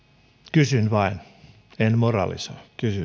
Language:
Finnish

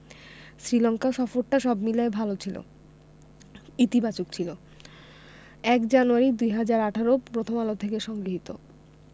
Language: Bangla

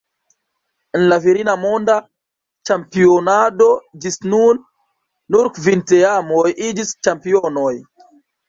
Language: Esperanto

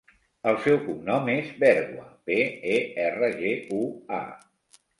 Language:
Catalan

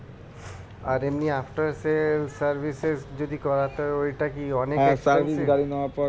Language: Bangla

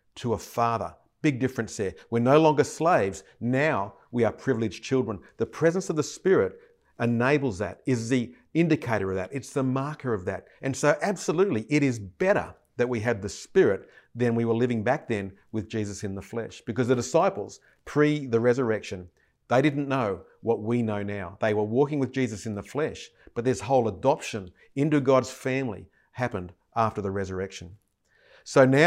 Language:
English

